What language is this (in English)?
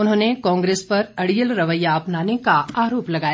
Hindi